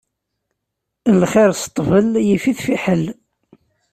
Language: Kabyle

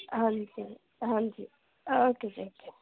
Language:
Punjabi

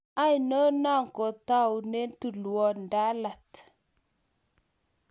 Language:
Kalenjin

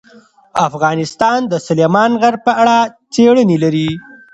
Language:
Pashto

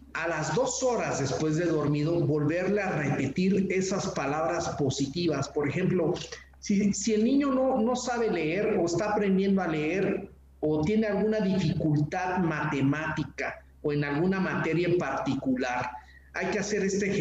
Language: Spanish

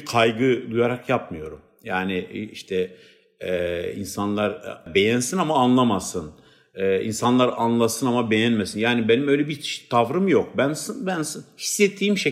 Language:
Turkish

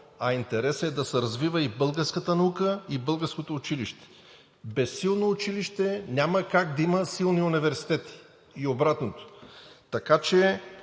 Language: Bulgarian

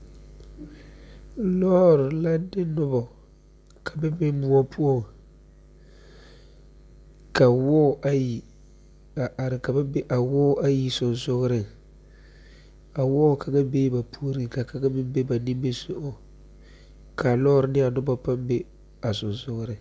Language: Southern Dagaare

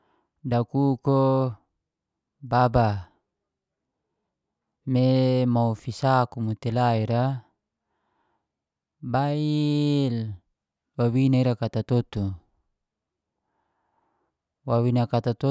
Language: Geser-Gorom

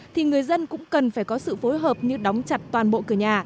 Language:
Vietnamese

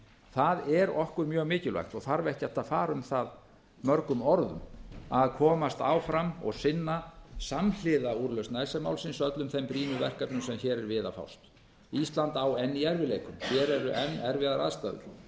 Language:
Icelandic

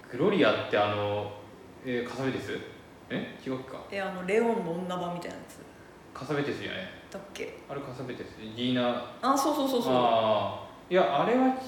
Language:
Japanese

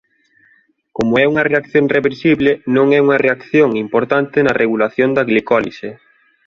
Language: Galician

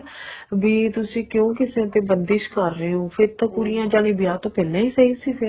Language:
Punjabi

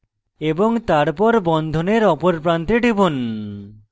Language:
Bangla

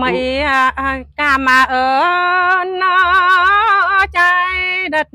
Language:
Vietnamese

